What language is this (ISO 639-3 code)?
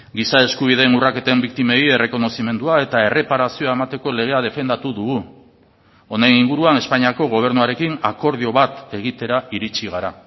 eus